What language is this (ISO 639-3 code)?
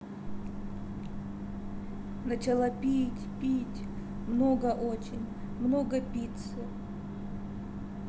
rus